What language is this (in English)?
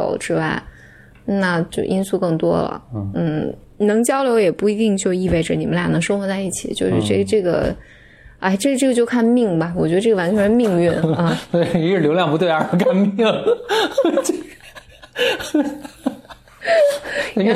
Chinese